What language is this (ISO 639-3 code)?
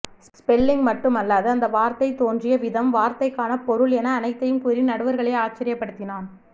tam